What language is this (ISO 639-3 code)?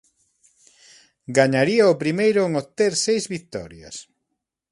glg